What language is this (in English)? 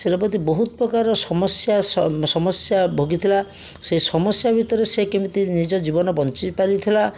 Odia